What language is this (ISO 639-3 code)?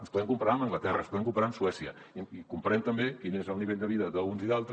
cat